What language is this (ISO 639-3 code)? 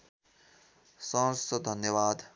nep